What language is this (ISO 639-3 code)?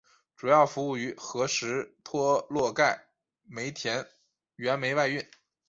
zho